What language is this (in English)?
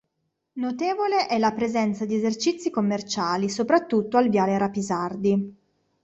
Italian